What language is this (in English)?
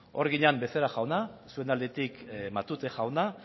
Basque